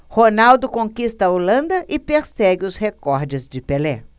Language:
Portuguese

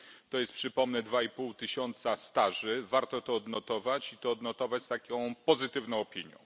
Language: Polish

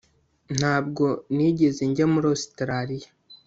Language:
Kinyarwanda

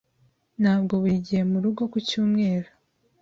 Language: Kinyarwanda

